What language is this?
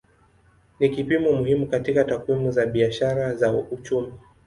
Swahili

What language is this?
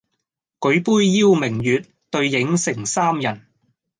Cantonese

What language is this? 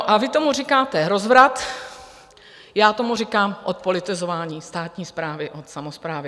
Czech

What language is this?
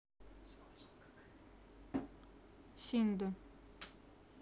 Russian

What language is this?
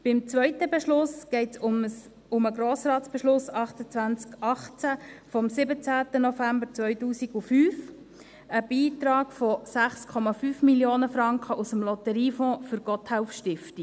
Swiss German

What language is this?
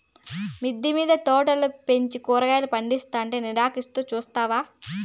Telugu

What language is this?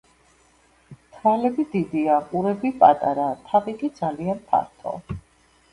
Georgian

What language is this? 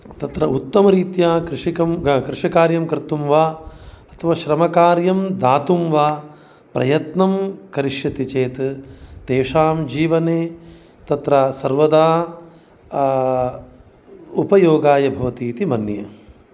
Sanskrit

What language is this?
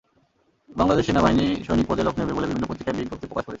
Bangla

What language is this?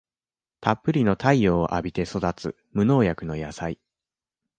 Japanese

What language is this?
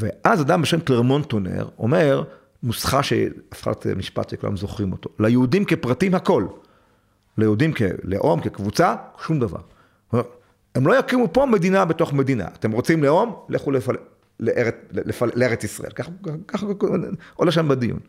Hebrew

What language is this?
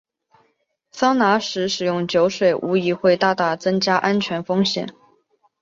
Chinese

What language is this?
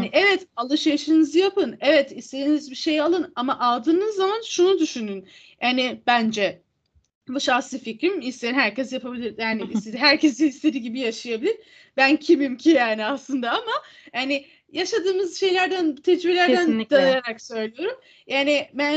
Turkish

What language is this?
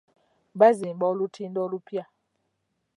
Ganda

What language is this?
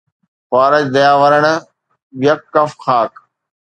Sindhi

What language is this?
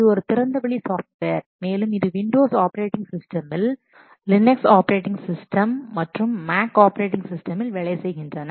Tamil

